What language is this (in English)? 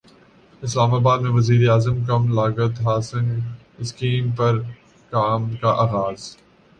Urdu